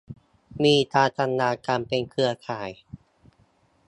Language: Thai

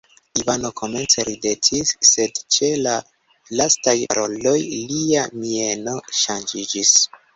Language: Esperanto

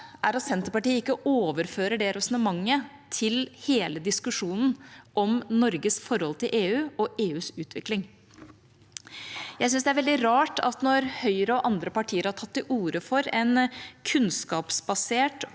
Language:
Norwegian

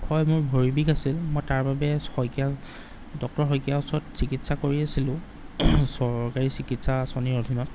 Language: Assamese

